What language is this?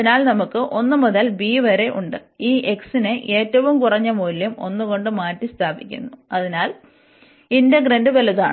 Malayalam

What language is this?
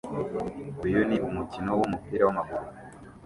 Kinyarwanda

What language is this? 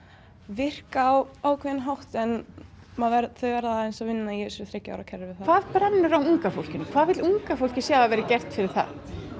Icelandic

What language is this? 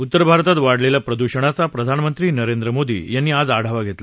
Marathi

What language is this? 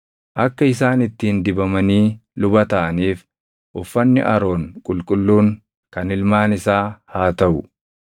Oromo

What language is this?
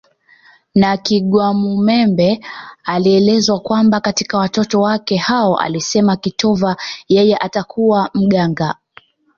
Swahili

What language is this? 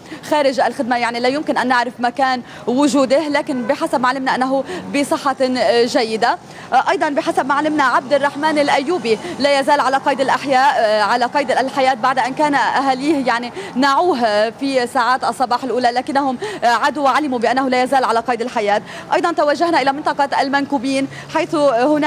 Arabic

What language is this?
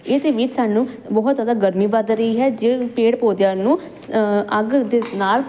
Punjabi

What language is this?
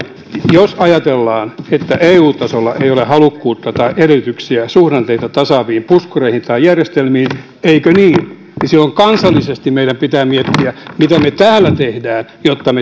Finnish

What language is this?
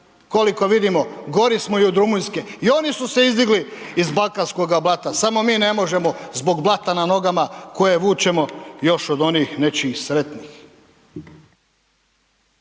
Croatian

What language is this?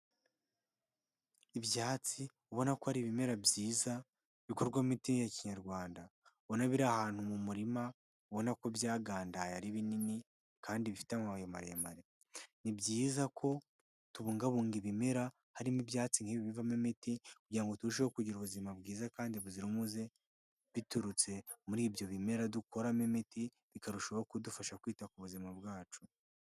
Kinyarwanda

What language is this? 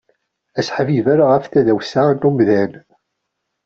Kabyle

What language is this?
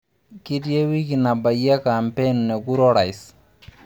Masai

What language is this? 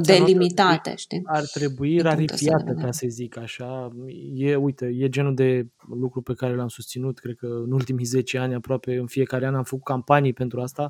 Romanian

